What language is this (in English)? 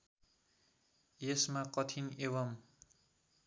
Nepali